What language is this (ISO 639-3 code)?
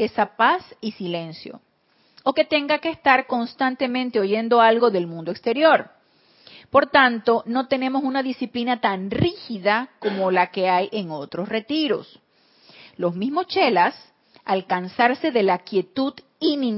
spa